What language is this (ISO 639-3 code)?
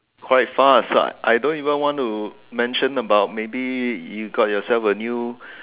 eng